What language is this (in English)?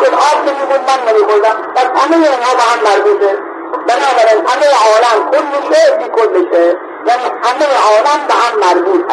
Persian